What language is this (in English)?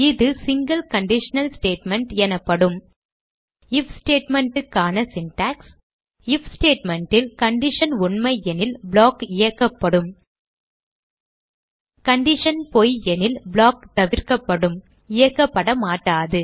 Tamil